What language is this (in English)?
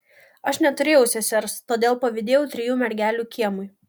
Lithuanian